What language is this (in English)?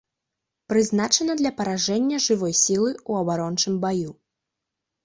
Belarusian